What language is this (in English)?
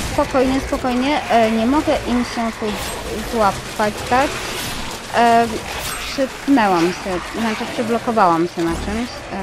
Polish